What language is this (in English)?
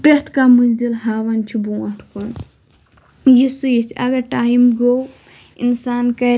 Kashmiri